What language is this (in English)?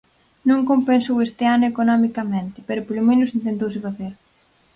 Galician